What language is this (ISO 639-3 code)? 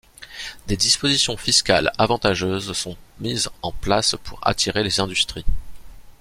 fra